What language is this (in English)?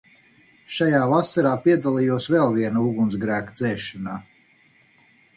Latvian